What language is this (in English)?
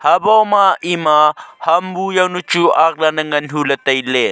Wancho Naga